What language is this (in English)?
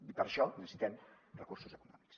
Catalan